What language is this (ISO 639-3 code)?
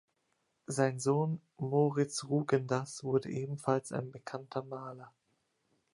deu